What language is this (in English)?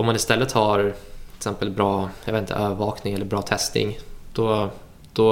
Swedish